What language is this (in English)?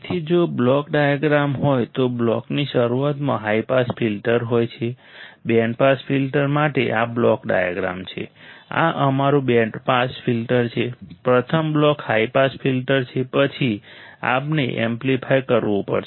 Gujarati